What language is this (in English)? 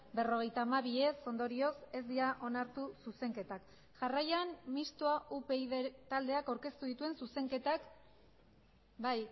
Basque